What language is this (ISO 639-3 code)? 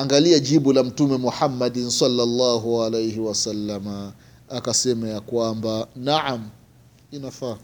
swa